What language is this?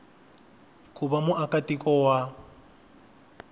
Tsonga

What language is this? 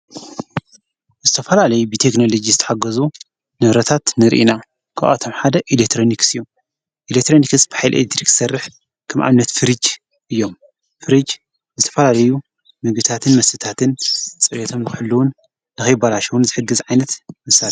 Tigrinya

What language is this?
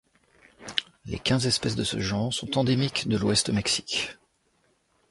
French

